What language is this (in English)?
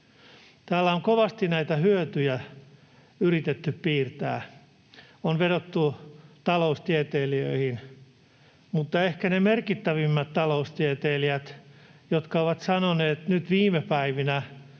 Finnish